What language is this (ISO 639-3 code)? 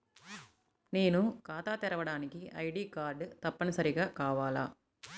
tel